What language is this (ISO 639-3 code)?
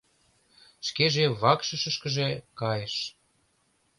chm